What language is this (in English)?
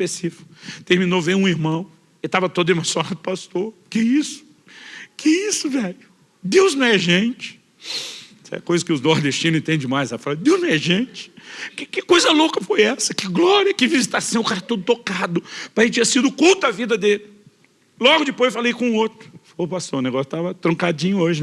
Portuguese